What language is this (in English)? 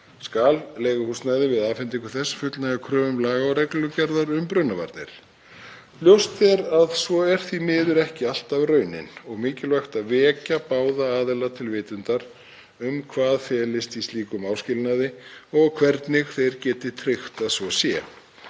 Icelandic